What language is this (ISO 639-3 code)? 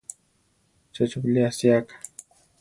tar